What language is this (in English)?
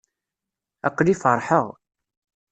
Kabyle